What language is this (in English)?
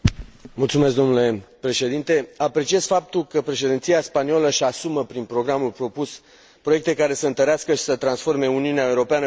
Romanian